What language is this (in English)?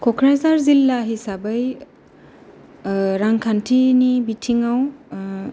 Bodo